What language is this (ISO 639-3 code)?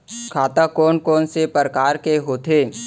hne